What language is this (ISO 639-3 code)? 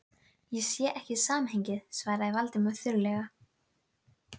isl